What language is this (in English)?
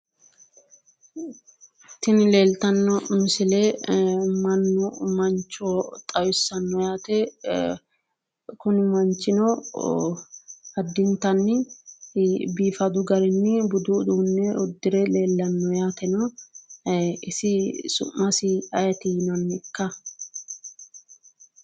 Sidamo